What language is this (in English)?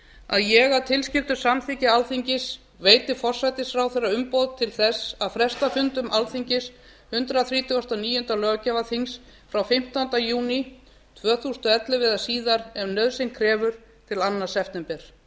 Icelandic